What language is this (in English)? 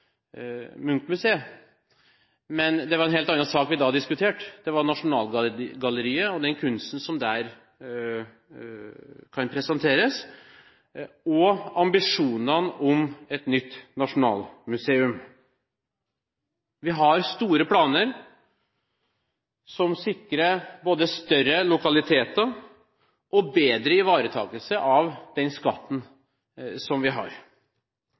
Norwegian Bokmål